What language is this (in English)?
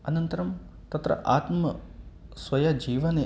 Sanskrit